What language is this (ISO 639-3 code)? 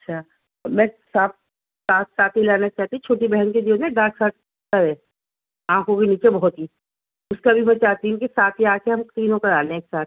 urd